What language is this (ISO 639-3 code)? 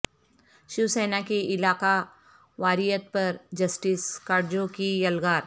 urd